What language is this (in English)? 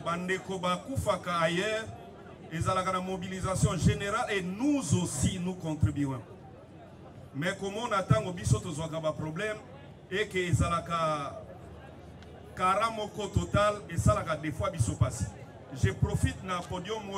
French